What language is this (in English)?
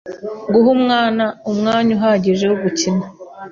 Kinyarwanda